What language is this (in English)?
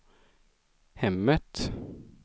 Swedish